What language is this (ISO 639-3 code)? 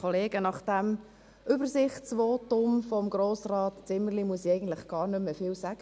gsw